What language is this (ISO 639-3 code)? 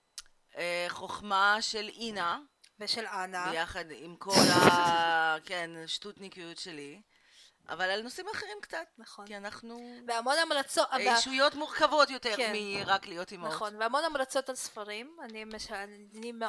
heb